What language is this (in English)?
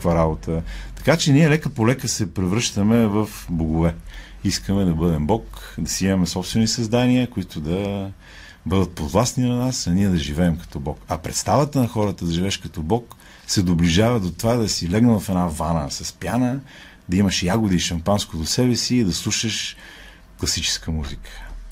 Bulgarian